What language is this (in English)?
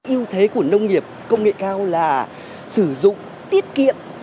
Vietnamese